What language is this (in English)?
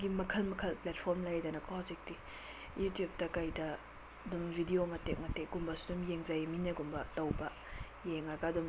Manipuri